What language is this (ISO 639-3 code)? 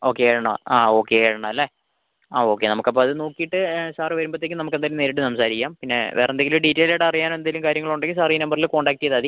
mal